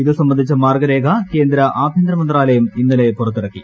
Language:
Malayalam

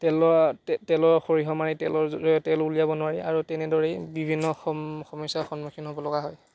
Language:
Assamese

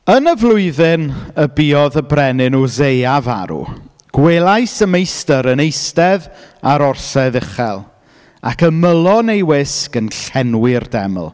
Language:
Welsh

